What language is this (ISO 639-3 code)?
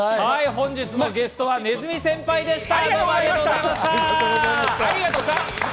jpn